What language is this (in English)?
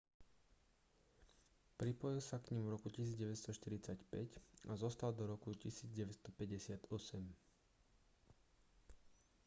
Slovak